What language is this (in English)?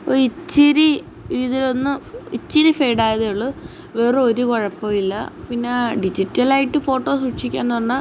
Malayalam